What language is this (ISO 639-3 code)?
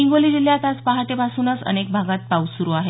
mar